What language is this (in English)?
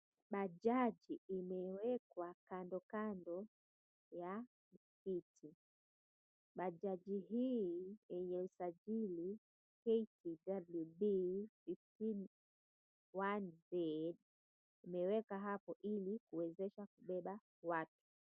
Swahili